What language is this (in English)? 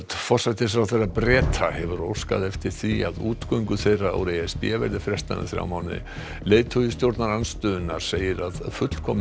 Icelandic